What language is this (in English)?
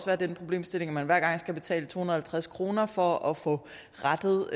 Danish